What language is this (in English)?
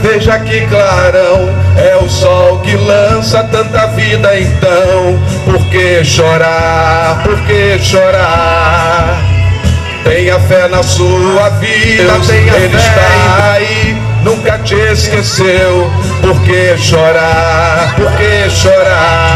Portuguese